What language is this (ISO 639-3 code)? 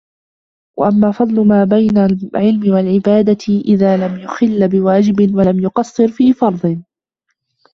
ara